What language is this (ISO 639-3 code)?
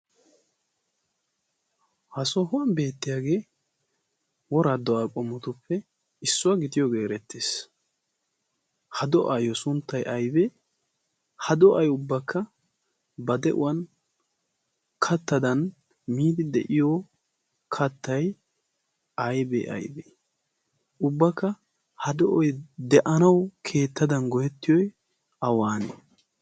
wal